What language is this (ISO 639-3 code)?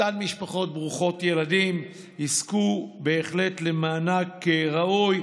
heb